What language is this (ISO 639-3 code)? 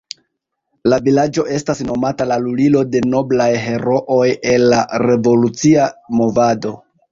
epo